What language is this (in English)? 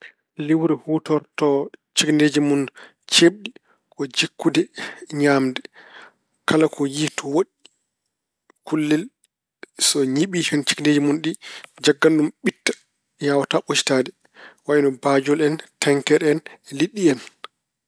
Fula